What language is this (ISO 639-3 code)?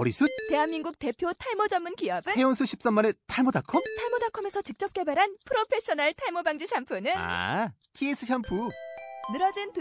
kor